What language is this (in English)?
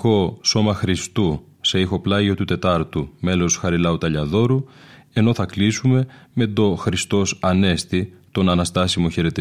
Greek